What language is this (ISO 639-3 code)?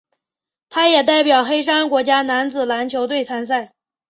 zho